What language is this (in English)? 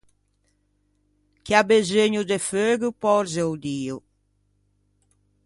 Ligurian